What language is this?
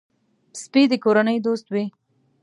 Pashto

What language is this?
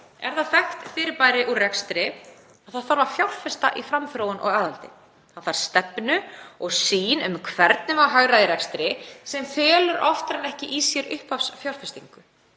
Icelandic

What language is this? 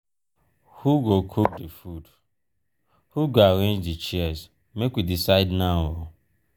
Nigerian Pidgin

